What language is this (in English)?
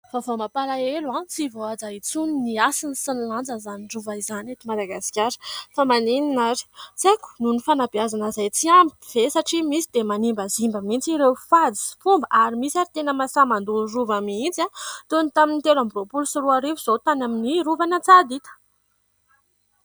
Malagasy